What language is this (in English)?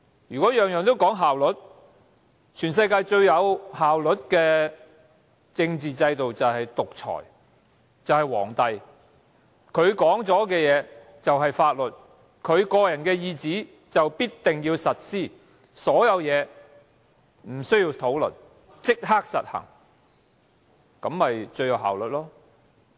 Cantonese